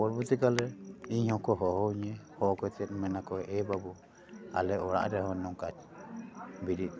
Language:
Santali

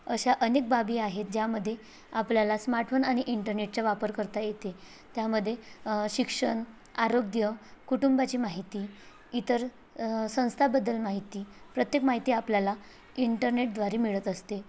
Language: Marathi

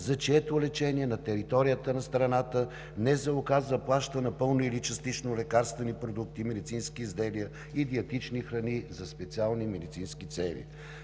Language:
Bulgarian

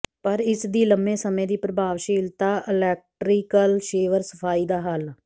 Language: Punjabi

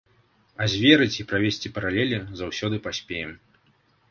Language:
Belarusian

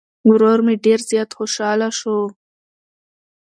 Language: Pashto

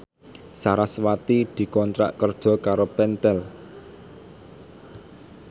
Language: Javanese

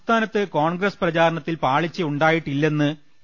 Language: Malayalam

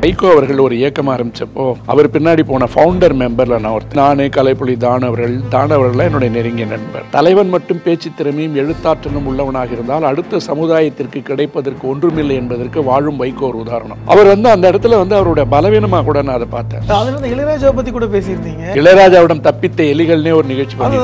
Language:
Korean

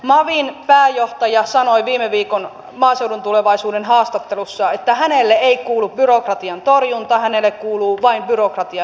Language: Finnish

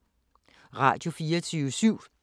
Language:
Danish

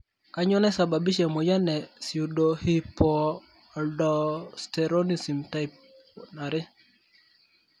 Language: Masai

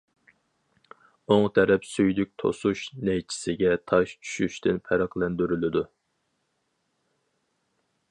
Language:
Uyghur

